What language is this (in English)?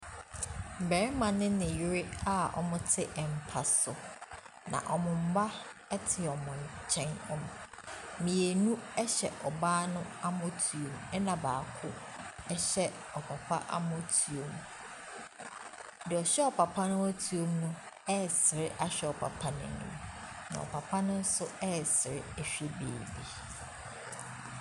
Akan